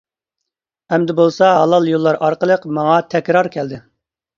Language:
Uyghur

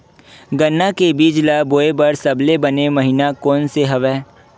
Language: Chhattisgarhi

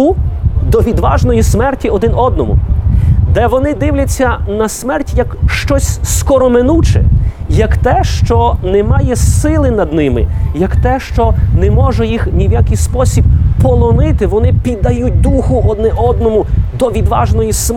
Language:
Ukrainian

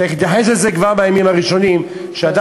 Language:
Hebrew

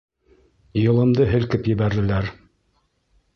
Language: Bashkir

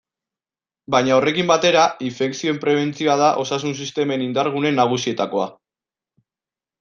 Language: Basque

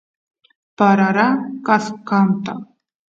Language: Santiago del Estero Quichua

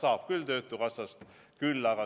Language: Estonian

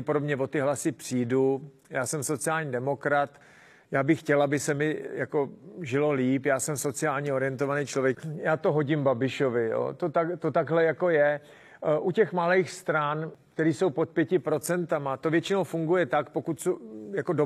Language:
Czech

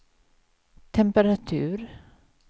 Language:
Swedish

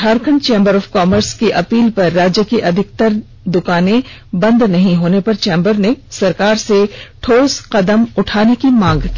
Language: Hindi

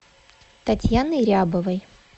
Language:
Russian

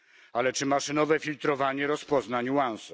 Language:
Polish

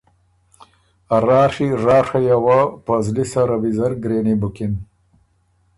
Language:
Ormuri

